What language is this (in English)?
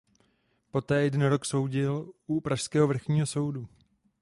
Czech